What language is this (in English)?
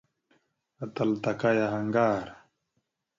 Mada (Cameroon)